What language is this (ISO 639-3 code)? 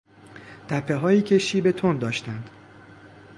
fas